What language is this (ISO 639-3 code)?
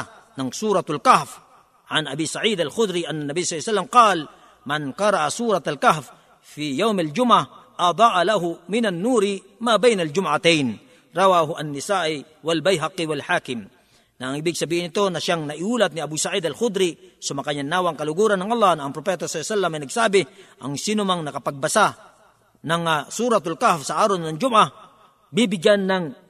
fil